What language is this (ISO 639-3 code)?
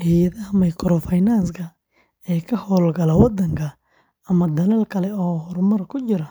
som